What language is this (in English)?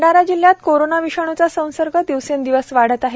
Marathi